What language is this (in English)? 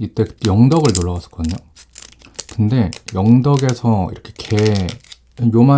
Korean